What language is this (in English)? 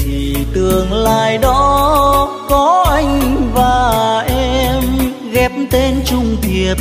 Vietnamese